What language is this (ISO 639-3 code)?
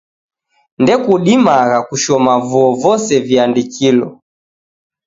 dav